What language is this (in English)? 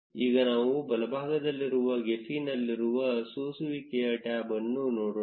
Kannada